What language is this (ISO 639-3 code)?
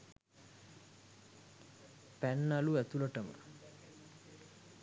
sin